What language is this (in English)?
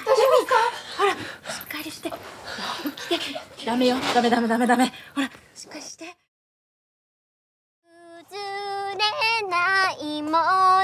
Japanese